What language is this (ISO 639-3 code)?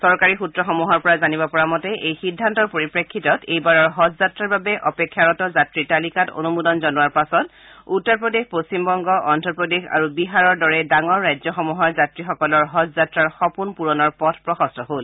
asm